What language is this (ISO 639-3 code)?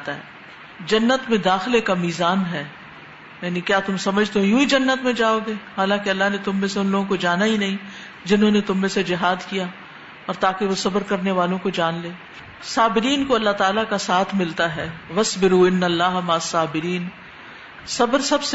urd